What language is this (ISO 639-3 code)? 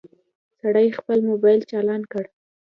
pus